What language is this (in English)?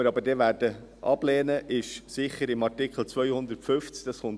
Swiss German